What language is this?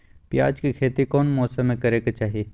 Magahi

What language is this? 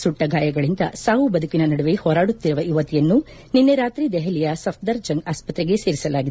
Kannada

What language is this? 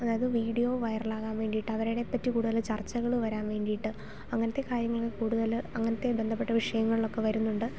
Malayalam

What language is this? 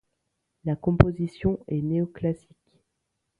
French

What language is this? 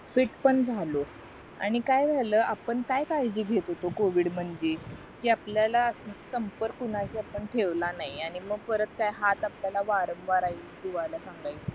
Marathi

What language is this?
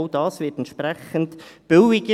Swiss German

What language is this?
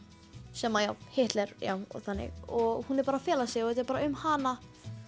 Icelandic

